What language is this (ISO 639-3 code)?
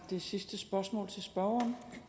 dan